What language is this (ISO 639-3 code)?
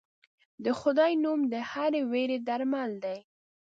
pus